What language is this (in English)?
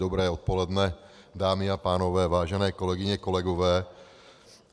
Czech